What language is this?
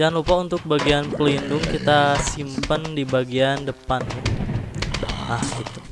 Indonesian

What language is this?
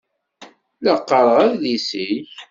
Kabyle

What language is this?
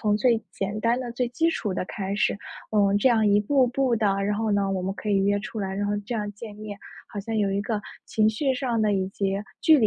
Chinese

